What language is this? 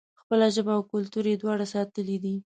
Pashto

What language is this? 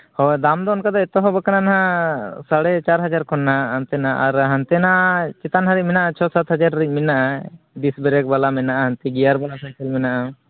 Santali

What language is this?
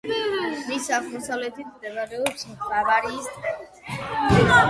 Georgian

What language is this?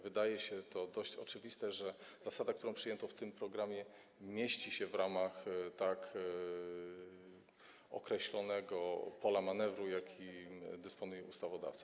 Polish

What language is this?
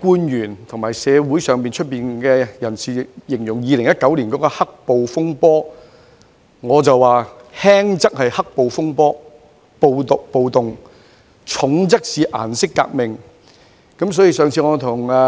Cantonese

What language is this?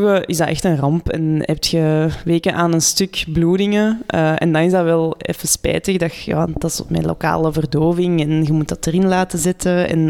Dutch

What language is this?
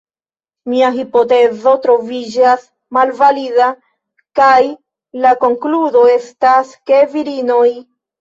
Esperanto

